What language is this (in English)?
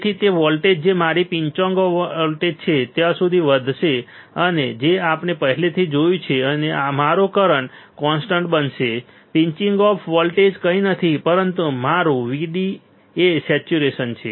Gujarati